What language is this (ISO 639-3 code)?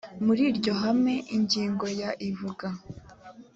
kin